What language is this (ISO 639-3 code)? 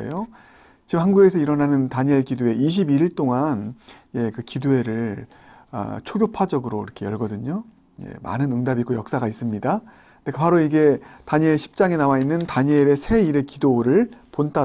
kor